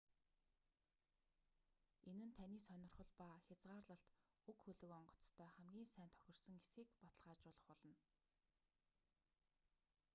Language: Mongolian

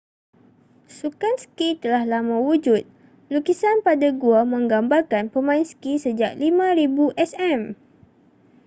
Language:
Malay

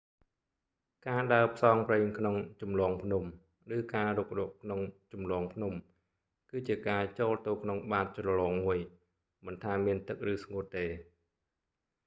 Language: Khmer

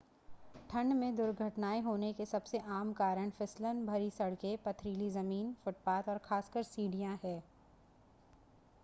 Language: Hindi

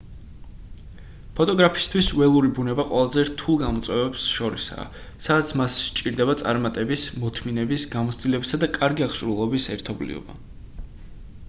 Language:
Georgian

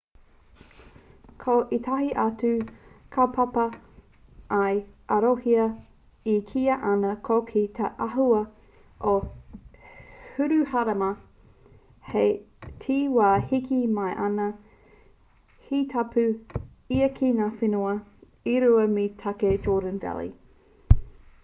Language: Māori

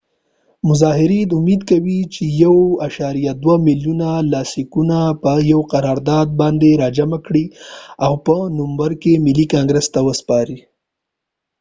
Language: Pashto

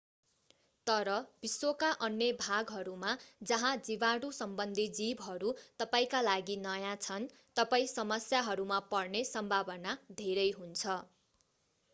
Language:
Nepali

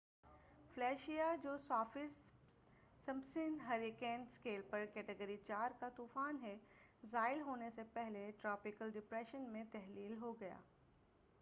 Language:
Urdu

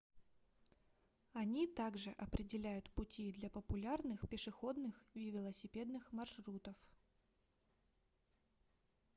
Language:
Russian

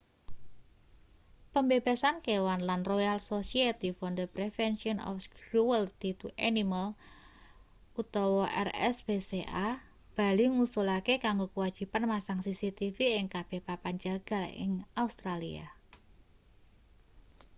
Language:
Javanese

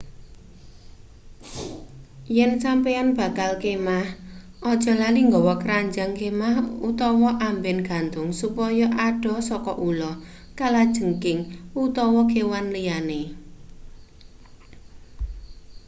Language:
Javanese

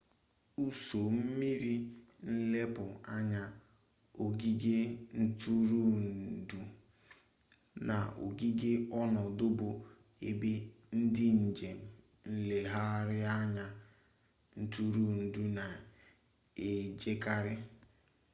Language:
Igbo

